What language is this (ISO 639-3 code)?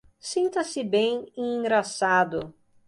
por